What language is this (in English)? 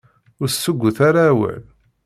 Kabyle